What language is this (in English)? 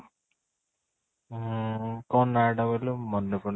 Odia